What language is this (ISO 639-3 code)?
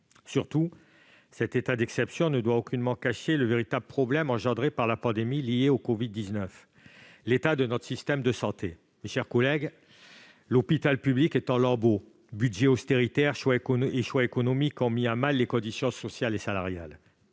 fra